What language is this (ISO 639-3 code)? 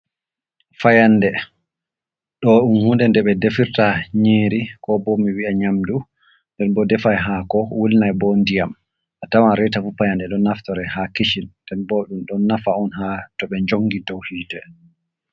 ful